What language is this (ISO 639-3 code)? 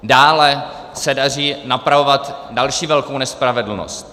ces